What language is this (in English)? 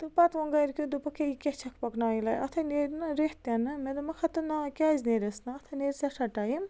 Kashmiri